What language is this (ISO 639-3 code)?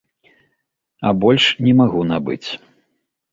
bel